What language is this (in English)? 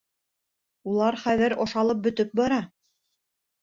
Bashkir